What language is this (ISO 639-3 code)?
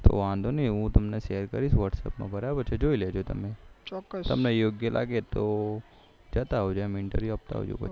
guj